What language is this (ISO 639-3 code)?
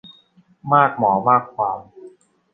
tha